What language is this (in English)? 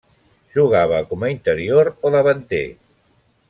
Catalan